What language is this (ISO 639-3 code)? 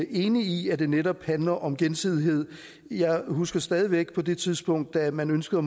dan